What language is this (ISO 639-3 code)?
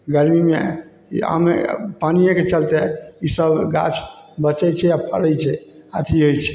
mai